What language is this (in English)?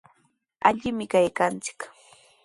Sihuas Ancash Quechua